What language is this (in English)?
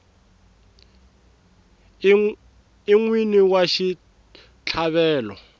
Tsonga